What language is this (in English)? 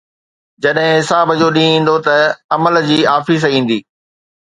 Sindhi